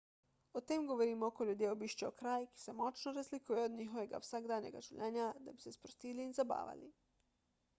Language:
Slovenian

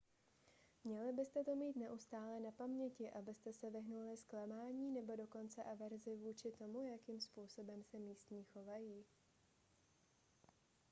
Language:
Czech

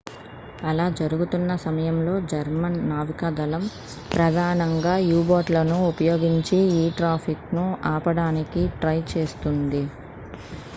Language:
Telugu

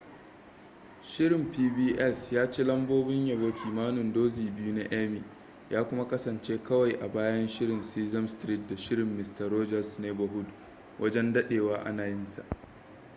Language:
Hausa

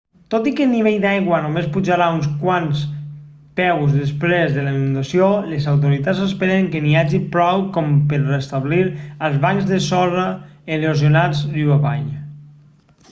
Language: Catalan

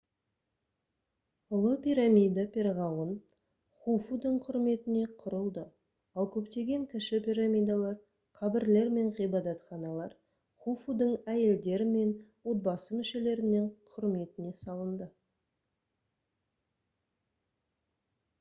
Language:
Kazakh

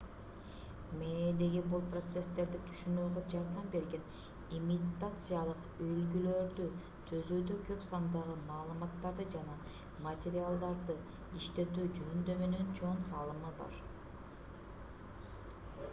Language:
Kyrgyz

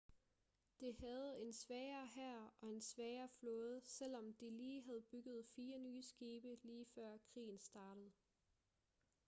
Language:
Danish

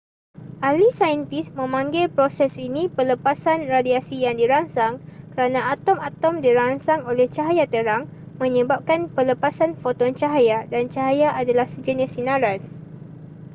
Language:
Malay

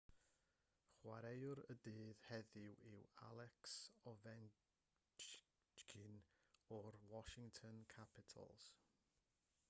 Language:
Welsh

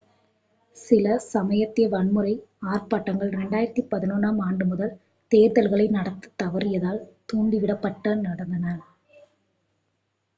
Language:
Tamil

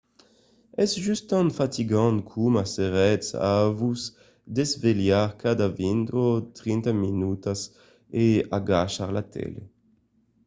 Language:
Occitan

